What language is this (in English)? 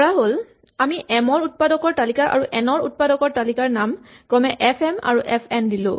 Assamese